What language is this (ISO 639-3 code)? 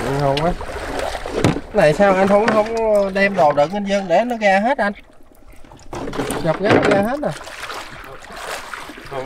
vie